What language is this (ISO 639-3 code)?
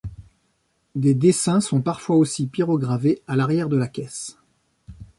fra